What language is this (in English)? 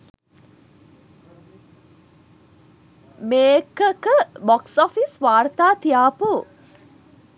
Sinhala